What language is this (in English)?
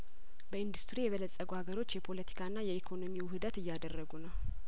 Amharic